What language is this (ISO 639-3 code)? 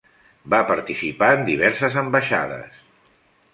cat